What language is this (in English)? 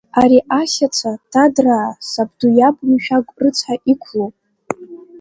Abkhazian